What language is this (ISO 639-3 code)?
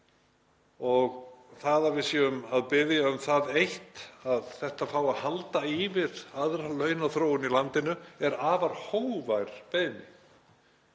isl